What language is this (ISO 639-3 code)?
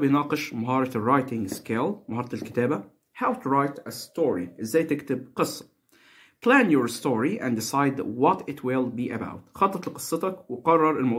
ara